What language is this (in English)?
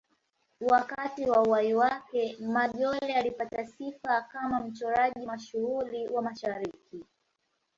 Swahili